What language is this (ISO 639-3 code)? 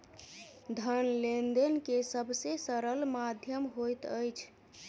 mai